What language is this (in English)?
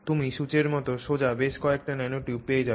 Bangla